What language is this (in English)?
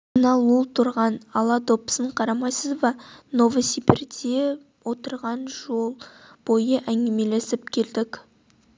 Kazakh